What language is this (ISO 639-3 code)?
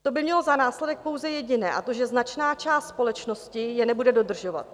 ces